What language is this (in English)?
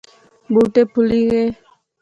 Pahari-Potwari